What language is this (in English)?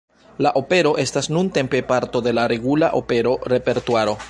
Esperanto